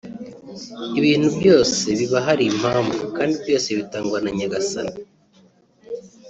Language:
Kinyarwanda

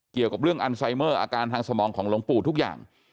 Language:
Thai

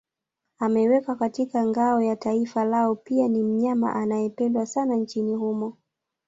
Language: Swahili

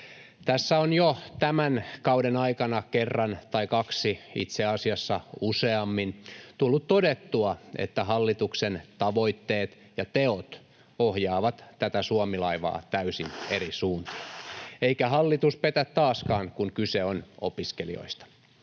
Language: Finnish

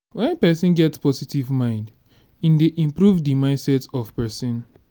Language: Nigerian Pidgin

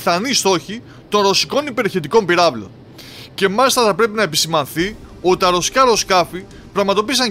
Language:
Greek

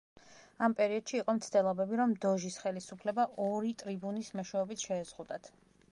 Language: Georgian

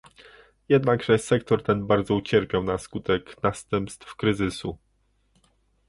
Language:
Polish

